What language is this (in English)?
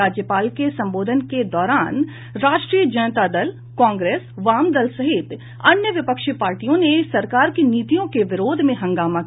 Hindi